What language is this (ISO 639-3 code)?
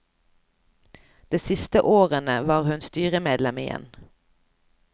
nor